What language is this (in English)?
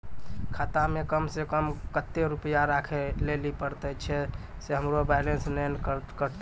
Maithili